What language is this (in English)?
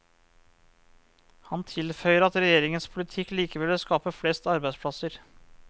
Norwegian